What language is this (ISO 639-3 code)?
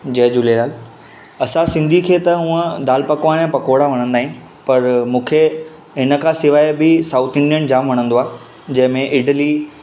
snd